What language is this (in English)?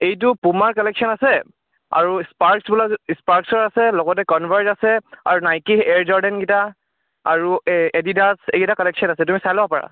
Assamese